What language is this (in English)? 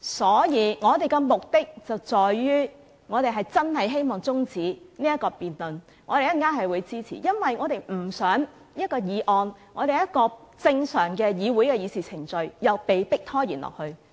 Cantonese